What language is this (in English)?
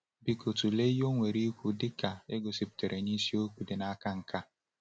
Igbo